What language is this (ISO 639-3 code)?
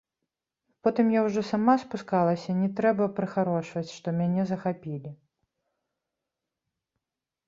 bel